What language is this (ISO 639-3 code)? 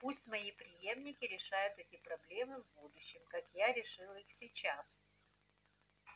rus